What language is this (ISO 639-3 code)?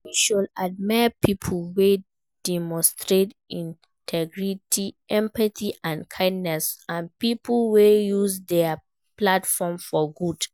pcm